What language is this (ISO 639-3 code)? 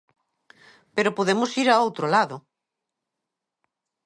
glg